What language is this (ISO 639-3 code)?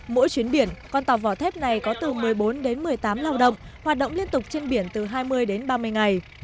vie